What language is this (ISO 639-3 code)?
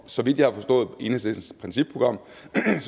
dan